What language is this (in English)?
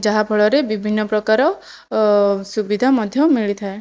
Odia